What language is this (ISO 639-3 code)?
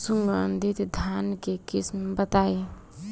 bho